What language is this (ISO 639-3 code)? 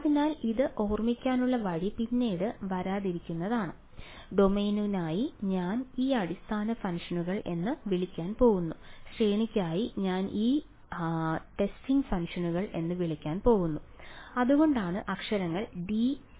mal